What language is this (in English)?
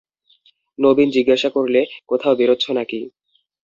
Bangla